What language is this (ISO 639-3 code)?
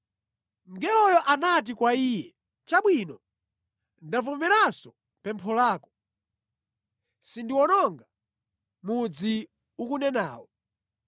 nya